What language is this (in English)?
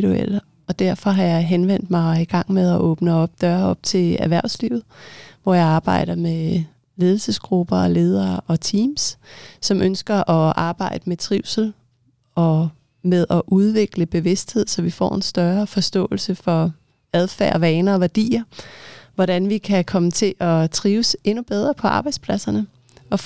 Danish